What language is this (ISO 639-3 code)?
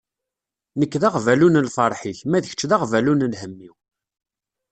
kab